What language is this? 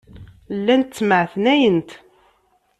Kabyle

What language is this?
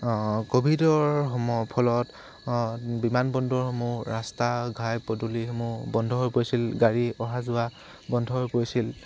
Assamese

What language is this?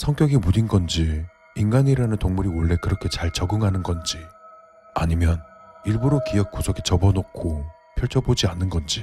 Korean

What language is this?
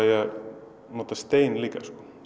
Icelandic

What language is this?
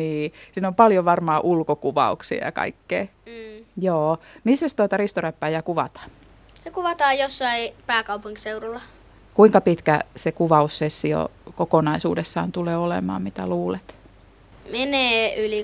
Finnish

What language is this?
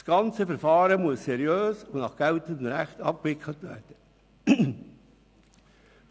Swiss German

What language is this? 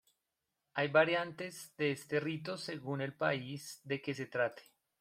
Spanish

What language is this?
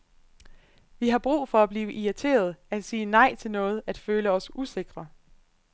Danish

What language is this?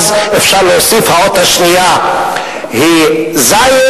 Hebrew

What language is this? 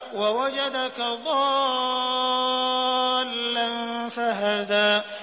Arabic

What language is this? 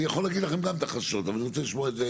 Hebrew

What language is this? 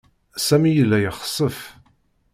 Kabyle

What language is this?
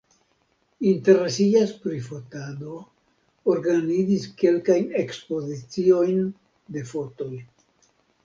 Esperanto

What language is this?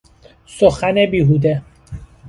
Persian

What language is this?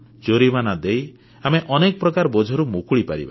Odia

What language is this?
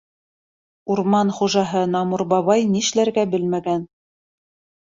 Bashkir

